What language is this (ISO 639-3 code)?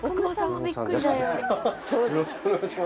jpn